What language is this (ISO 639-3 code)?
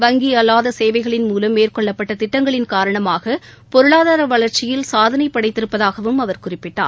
tam